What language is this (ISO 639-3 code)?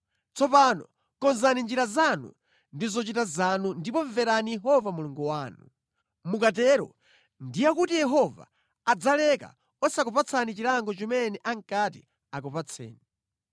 nya